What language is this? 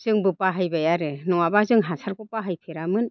Bodo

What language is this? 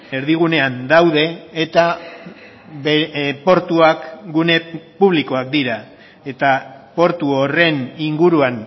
Basque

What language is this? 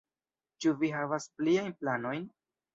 Esperanto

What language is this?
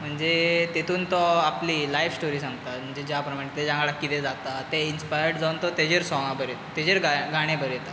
Konkani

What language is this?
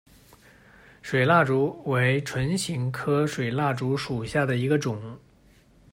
Chinese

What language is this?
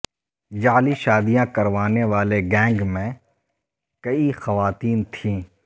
Urdu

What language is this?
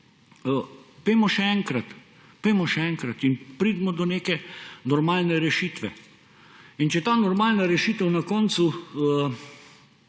Slovenian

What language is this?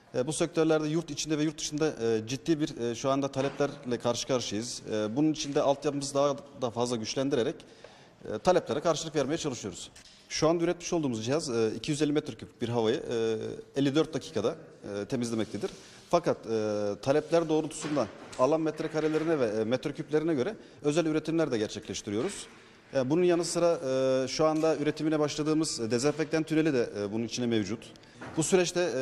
Turkish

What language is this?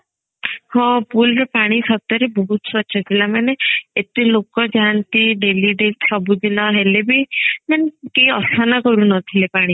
Odia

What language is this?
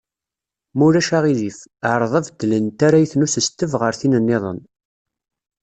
Kabyle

